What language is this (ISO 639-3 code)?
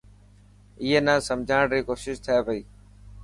mki